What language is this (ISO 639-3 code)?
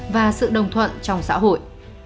vie